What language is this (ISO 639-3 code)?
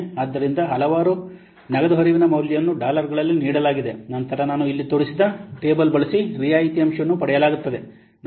kan